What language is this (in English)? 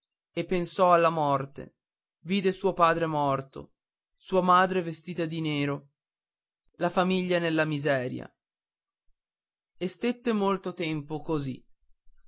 Italian